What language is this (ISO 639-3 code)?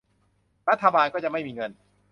tha